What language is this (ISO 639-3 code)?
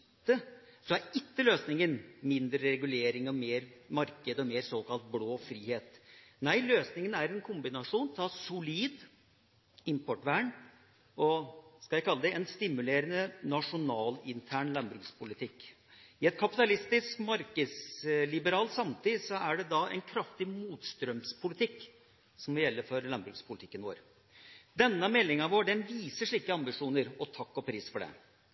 nob